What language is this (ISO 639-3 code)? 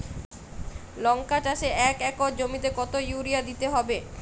ben